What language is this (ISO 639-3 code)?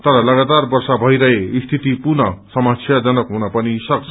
nep